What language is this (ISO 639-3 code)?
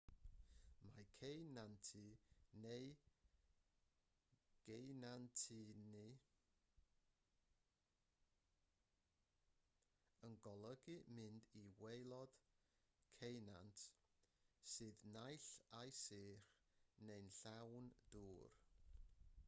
cym